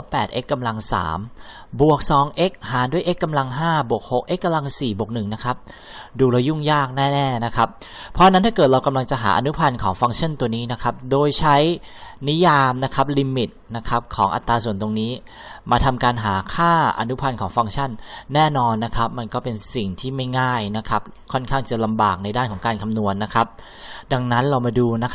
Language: Thai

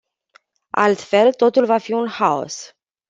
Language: Romanian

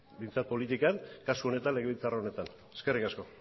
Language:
Basque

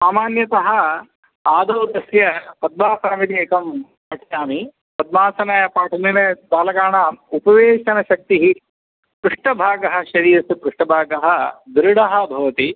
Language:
Sanskrit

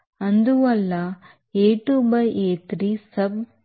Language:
Telugu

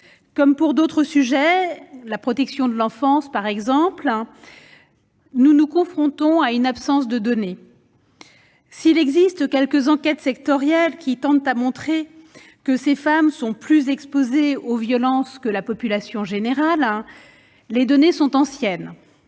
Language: French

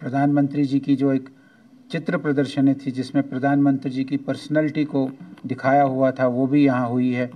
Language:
Urdu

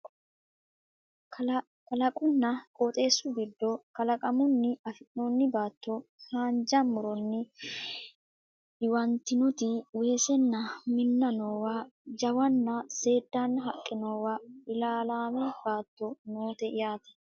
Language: Sidamo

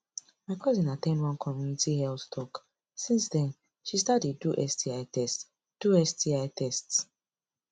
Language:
Nigerian Pidgin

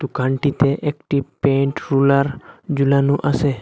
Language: Bangla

